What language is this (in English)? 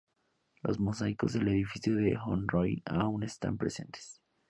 Spanish